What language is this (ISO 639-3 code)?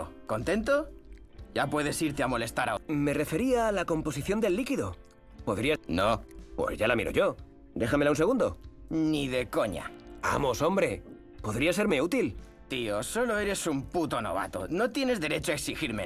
spa